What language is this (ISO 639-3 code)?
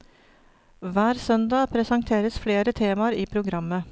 nor